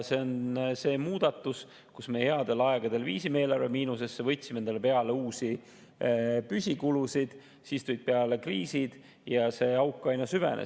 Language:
Estonian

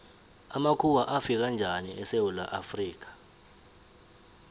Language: South Ndebele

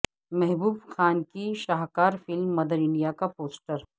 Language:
Urdu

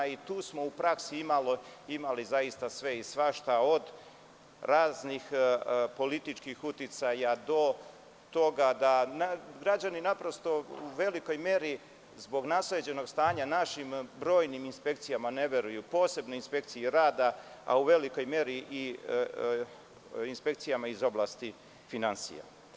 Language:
Serbian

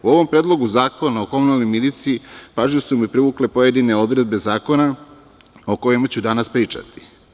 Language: Serbian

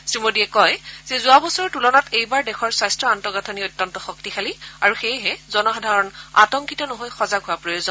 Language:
Assamese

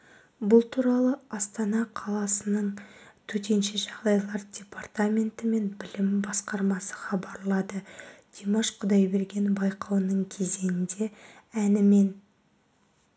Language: Kazakh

